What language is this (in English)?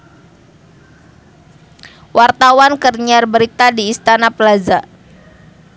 Sundanese